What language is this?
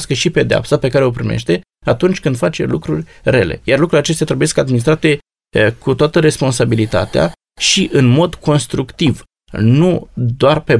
Romanian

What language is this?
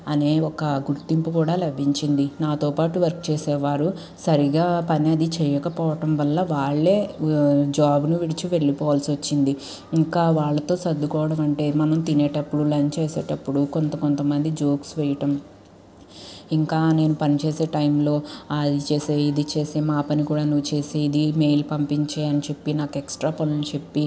Telugu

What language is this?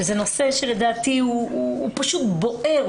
Hebrew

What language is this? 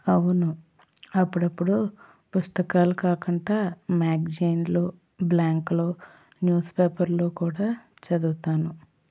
Telugu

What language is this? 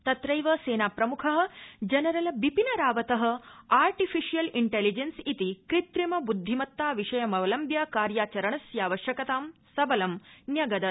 Sanskrit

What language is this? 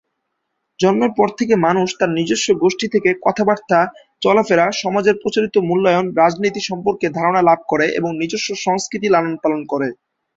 Bangla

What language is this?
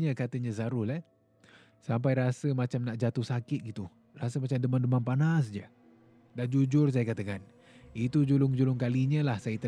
Malay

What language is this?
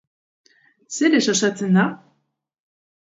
Basque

